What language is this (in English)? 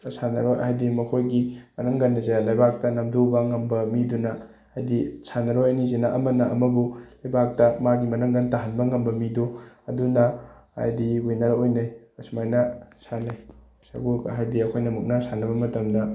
Manipuri